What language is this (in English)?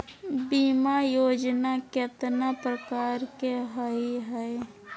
Magahi